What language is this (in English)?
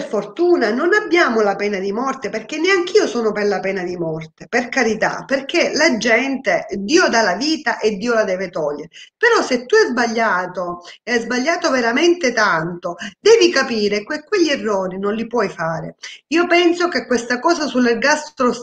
Italian